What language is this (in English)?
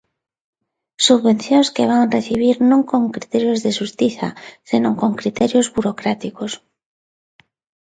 Galician